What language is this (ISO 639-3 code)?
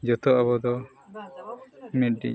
sat